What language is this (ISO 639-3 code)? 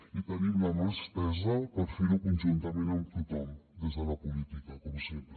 cat